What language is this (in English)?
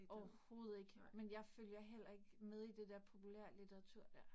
Danish